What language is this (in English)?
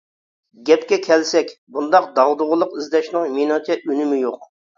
Uyghur